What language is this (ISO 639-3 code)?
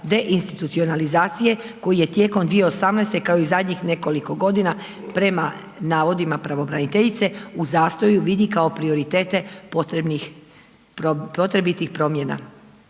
hrv